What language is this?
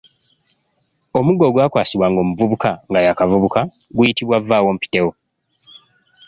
Ganda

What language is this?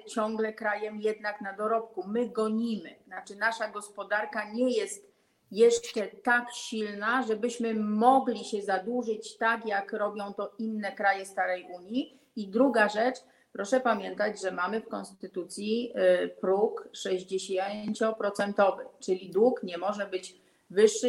Polish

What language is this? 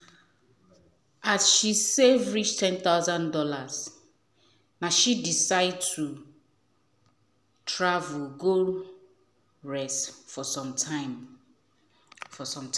Nigerian Pidgin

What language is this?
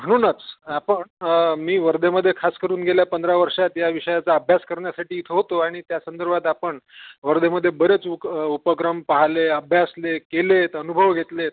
Marathi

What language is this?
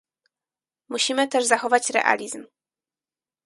Polish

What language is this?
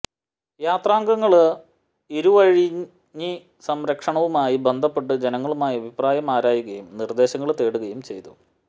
Malayalam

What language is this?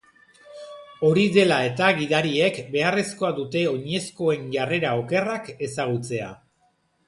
Basque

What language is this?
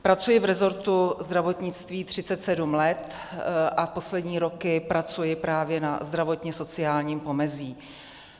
Czech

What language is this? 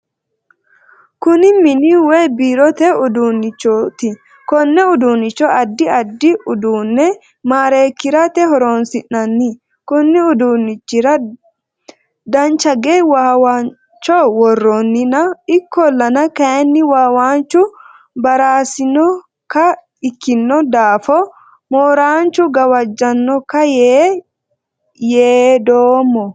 Sidamo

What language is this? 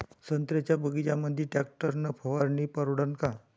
Marathi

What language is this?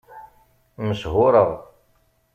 Kabyle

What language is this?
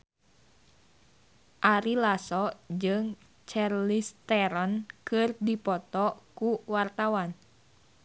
Sundanese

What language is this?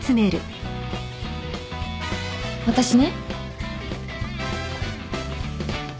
Japanese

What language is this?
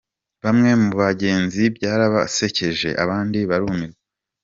Kinyarwanda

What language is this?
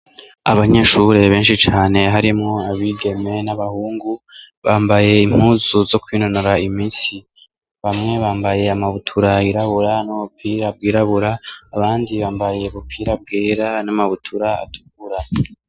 Rundi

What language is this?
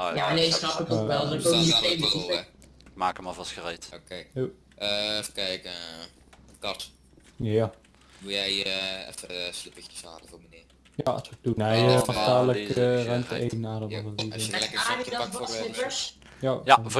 Dutch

